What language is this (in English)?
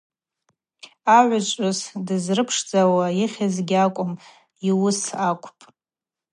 Abaza